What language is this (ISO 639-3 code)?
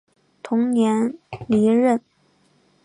zho